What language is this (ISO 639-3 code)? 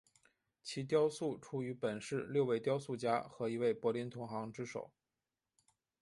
zho